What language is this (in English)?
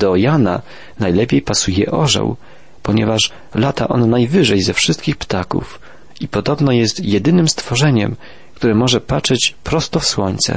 Polish